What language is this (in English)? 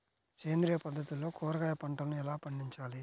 Telugu